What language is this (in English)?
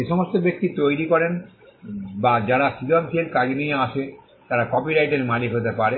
Bangla